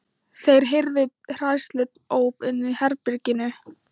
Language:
Icelandic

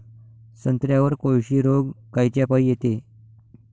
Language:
Marathi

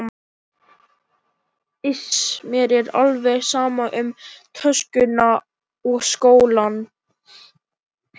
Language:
Icelandic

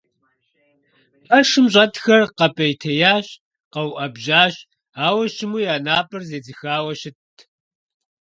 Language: Kabardian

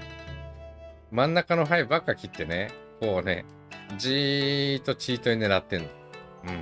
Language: Japanese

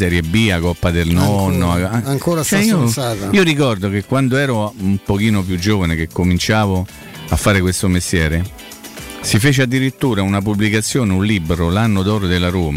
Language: Italian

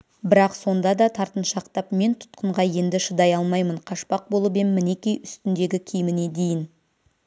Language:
Kazakh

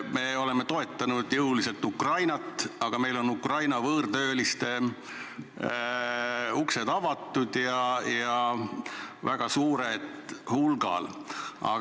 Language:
Estonian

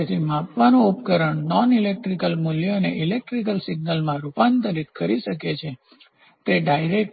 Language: Gujarati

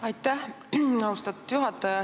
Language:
Estonian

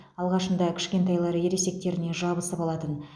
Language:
Kazakh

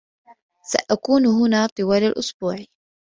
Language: Arabic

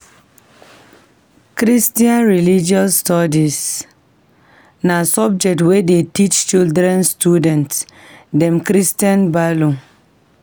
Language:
Nigerian Pidgin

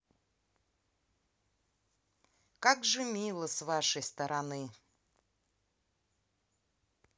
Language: Russian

